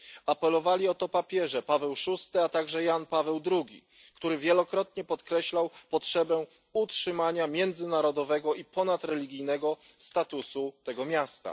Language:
Polish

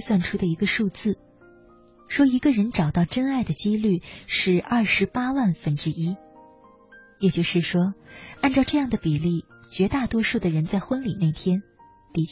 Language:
Chinese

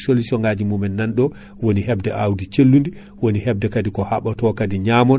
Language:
Fula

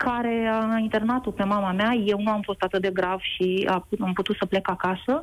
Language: Romanian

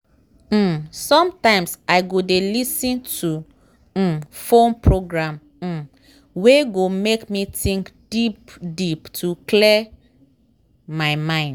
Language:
Nigerian Pidgin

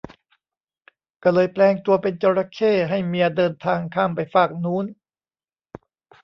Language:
Thai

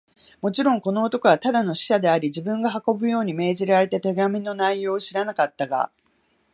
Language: Japanese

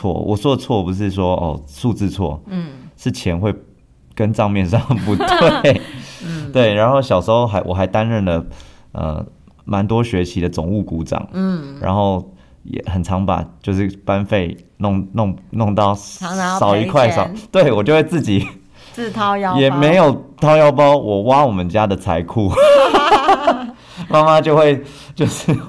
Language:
Chinese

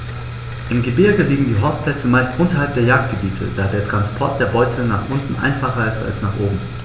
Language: German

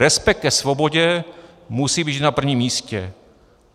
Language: Czech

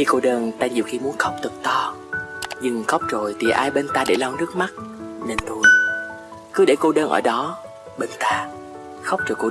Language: Vietnamese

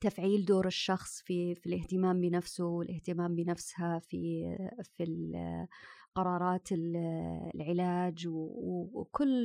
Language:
Arabic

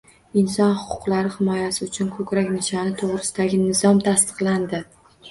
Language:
Uzbek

